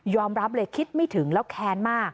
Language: Thai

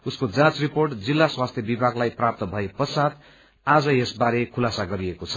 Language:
Nepali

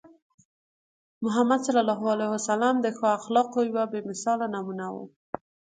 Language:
Pashto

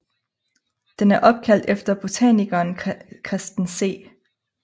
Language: Danish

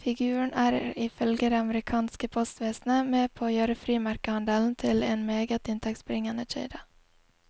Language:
Norwegian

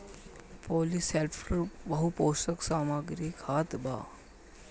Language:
Bhojpuri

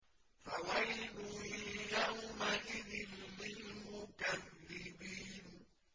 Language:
Arabic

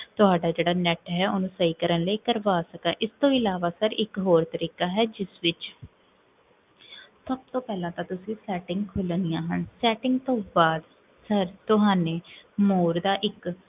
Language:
Punjabi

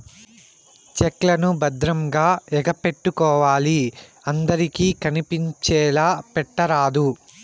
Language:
Telugu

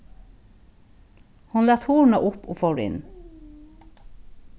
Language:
Faroese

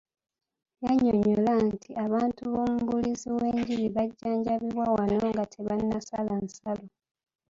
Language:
Ganda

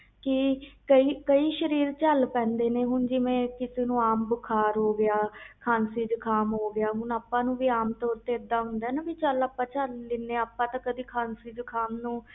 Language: Punjabi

